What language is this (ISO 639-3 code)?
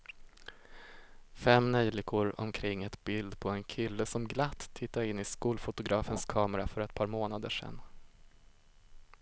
swe